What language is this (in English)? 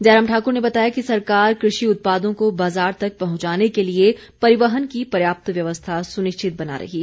Hindi